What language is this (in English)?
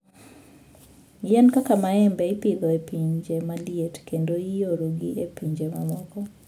Luo (Kenya and Tanzania)